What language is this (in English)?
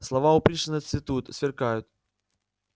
Russian